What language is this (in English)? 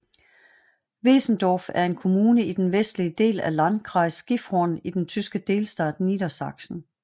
Danish